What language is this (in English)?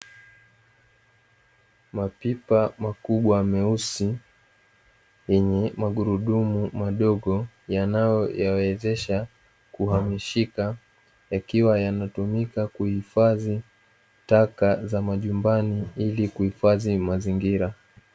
Swahili